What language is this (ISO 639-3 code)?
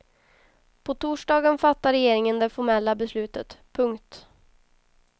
swe